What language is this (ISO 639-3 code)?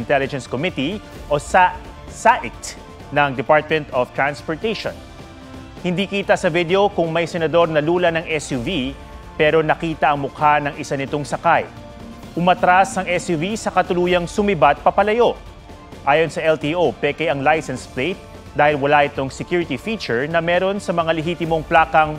fil